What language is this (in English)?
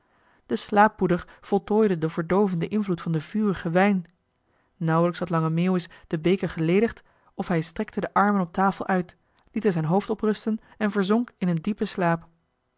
Dutch